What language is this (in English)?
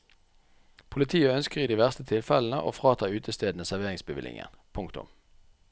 Norwegian